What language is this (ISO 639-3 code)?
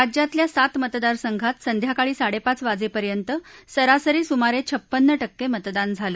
mar